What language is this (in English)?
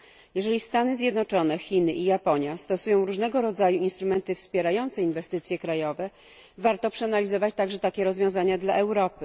Polish